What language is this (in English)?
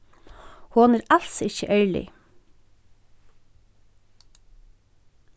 Faroese